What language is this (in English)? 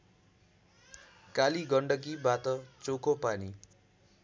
Nepali